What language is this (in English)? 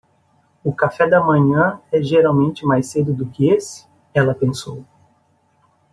Portuguese